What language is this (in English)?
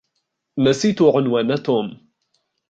Arabic